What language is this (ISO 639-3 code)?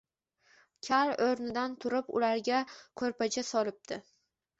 uzb